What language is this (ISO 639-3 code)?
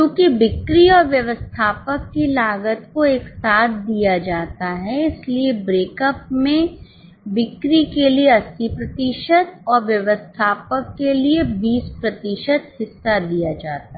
hin